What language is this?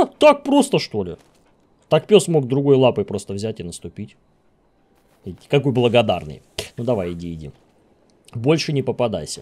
Russian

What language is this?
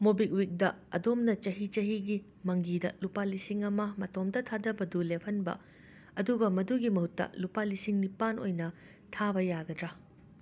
Manipuri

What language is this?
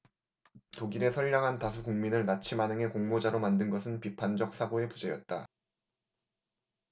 Korean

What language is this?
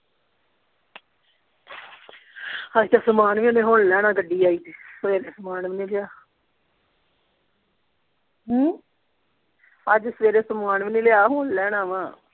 Punjabi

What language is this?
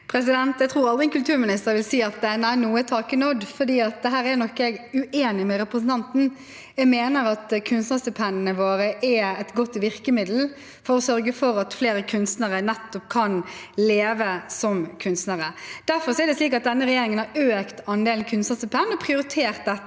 Norwegian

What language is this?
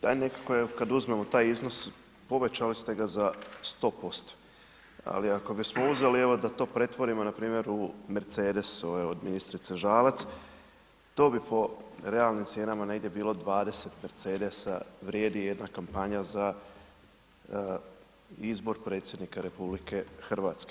Croatian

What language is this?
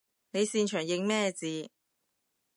Cantonese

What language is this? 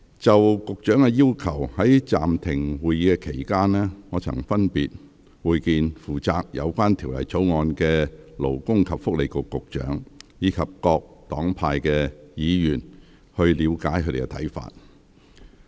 Cantonese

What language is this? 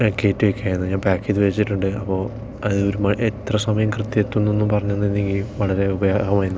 Malayalam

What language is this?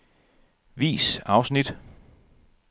Danish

